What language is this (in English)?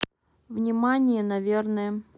Russian